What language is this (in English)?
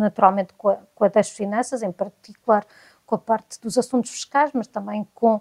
Portuguese